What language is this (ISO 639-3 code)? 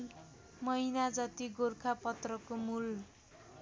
nep